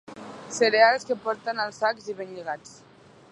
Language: Catalan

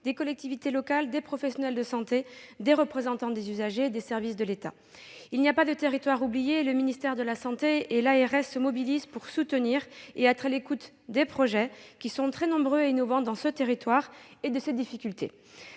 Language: French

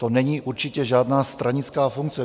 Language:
Czech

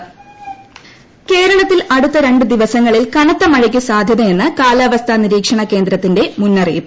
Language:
Malayalam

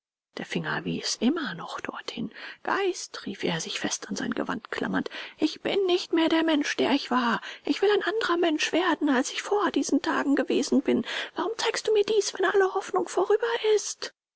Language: German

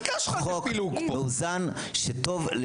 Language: Hebrew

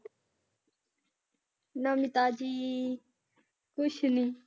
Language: Punjabi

